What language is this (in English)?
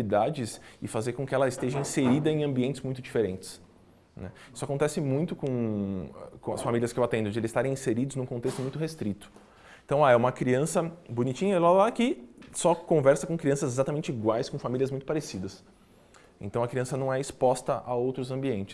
Portuguese